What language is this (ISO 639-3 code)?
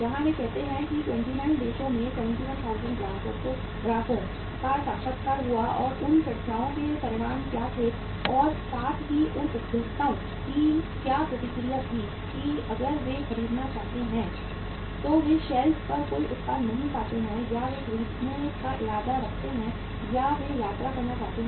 hin